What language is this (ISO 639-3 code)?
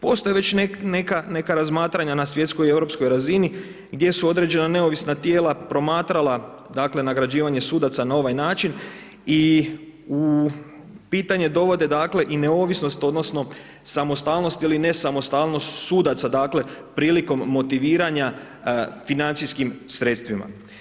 hrv